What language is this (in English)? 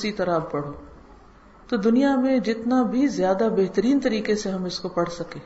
Urdu